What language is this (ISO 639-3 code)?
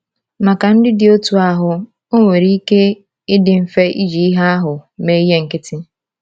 ibo